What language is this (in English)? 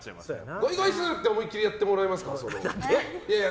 Japanese